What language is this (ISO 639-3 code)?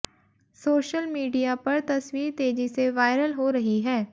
hin